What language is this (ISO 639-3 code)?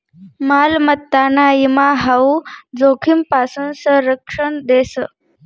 mar